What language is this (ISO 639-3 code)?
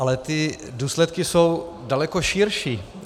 ces